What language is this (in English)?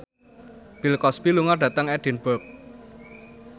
Javanese